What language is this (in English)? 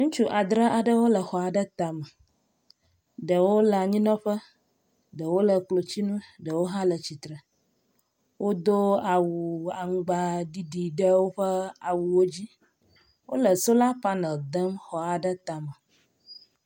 Ewe